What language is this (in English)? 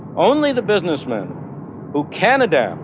English